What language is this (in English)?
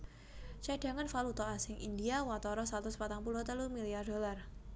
Javanese